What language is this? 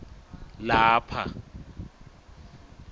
Swati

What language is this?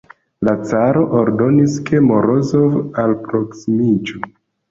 Esperanto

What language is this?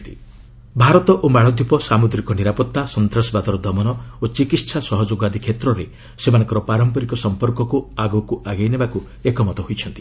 Odia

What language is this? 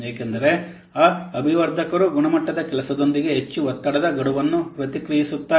Kannada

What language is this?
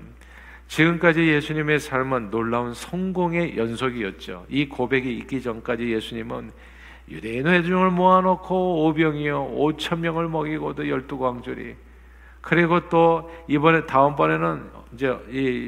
Korean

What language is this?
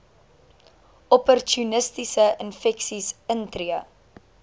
Afrikaans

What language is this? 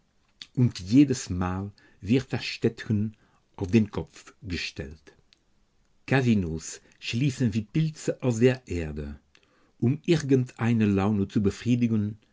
German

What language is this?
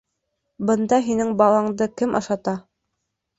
Bashkir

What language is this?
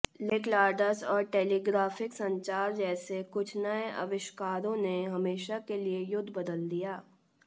Hindi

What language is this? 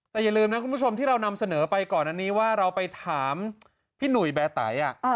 Thai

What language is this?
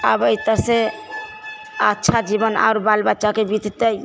Maithili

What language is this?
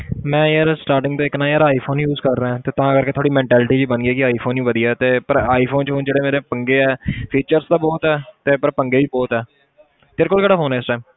Punjabi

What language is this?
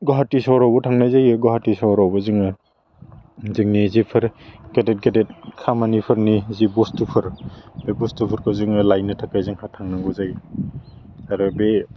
Bodo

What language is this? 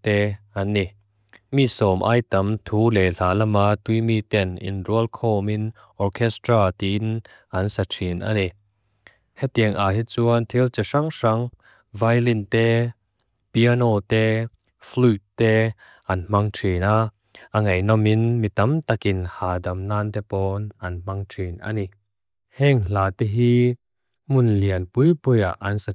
Mizo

